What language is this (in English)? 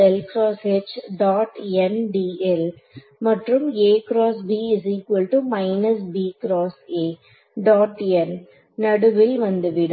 Tamil